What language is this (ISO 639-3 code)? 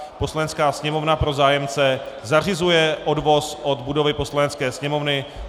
ces